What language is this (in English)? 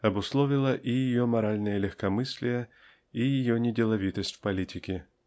Russian